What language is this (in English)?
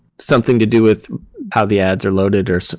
English